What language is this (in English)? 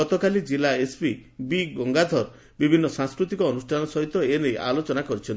Odia